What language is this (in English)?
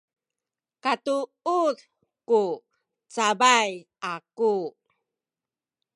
Sakizaya